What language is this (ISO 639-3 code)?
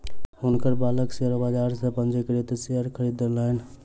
mai